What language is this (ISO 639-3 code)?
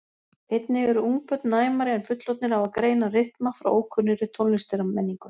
isl